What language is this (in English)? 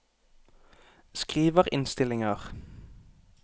Norwegian